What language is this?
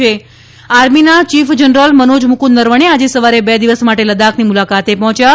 Gujarati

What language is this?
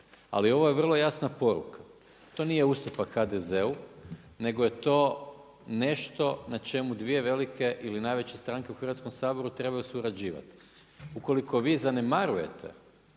Croatian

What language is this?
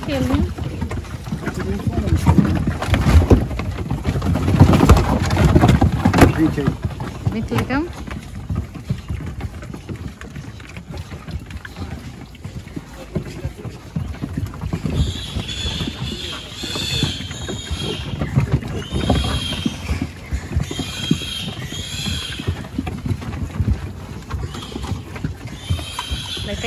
Portuguese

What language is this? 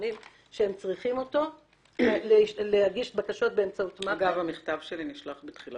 Hebrew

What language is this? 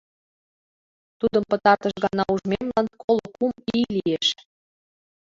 Mari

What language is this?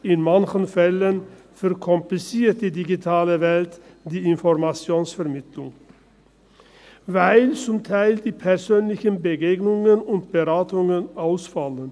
Swiss German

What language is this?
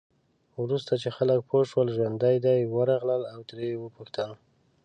Pashto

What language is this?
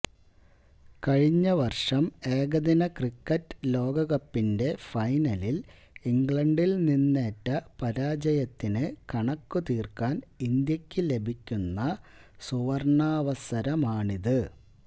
Malayalam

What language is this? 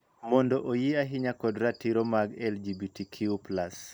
Luo (Kenya and Tanzania)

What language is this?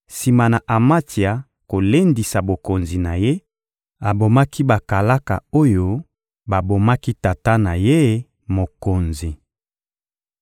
Lingala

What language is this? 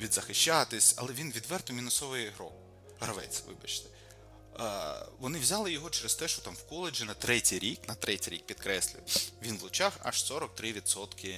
Ukrainian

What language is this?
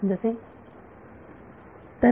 Marathi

